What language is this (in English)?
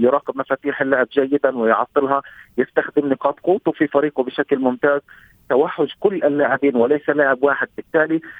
Arabic